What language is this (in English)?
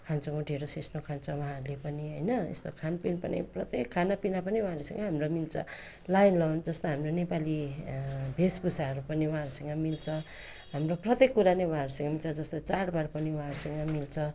Nepali